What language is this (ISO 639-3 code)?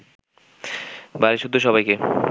ben